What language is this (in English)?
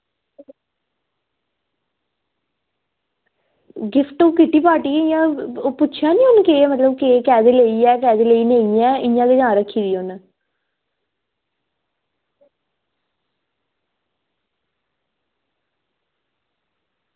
Dogri